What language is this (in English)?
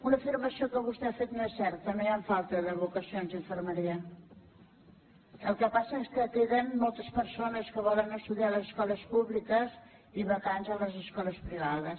Catalan